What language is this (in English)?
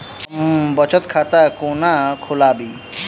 Maithili